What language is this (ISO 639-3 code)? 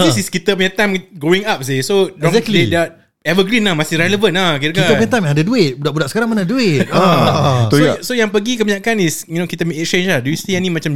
msa